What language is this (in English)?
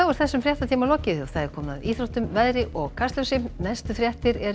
Icelandic